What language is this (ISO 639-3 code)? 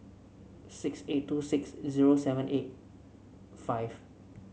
eng